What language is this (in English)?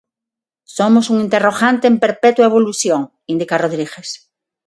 Galician